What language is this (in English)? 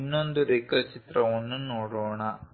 Kannada